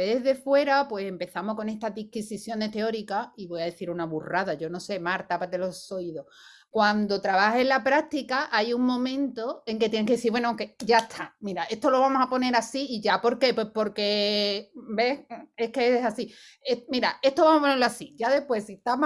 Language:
Spanish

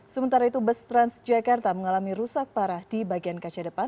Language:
Indonesian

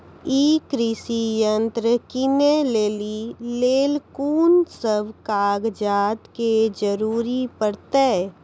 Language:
Maithili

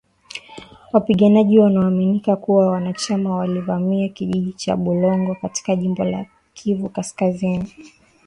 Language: Swahili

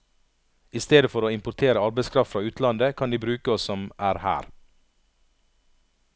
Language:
Norwegian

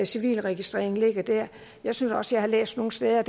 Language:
Danish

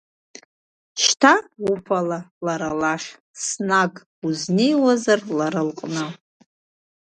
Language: Abkhazian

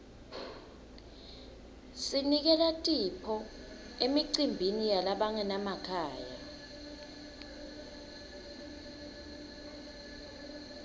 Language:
Swati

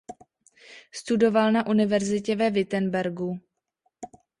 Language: Czech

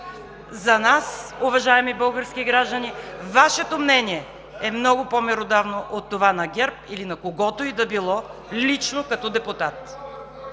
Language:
Bulgarian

